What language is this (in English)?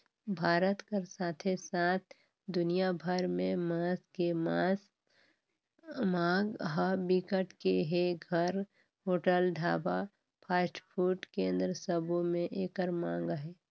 Chhattisgarhi